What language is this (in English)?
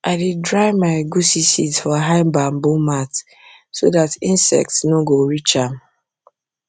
Nigerian Pidgin